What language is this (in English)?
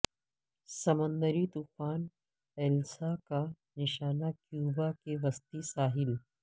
Urdu